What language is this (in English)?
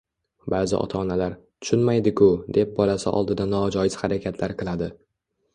Uzbek